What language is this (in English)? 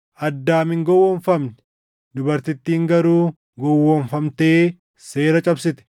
Oromo